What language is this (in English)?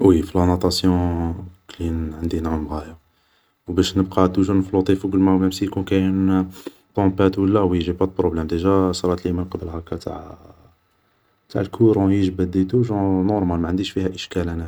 Algerian Arabic